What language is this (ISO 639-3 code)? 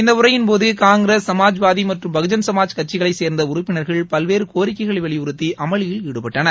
tam